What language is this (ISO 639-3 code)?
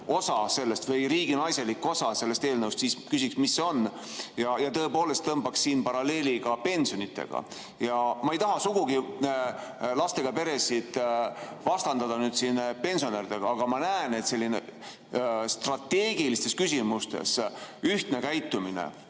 est